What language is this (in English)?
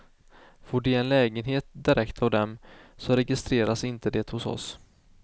Swedish